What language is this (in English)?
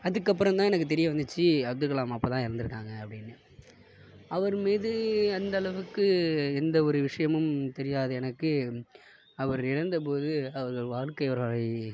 Tamil